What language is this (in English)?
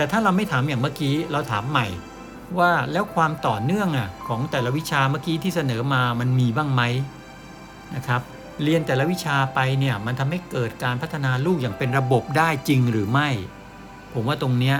Thai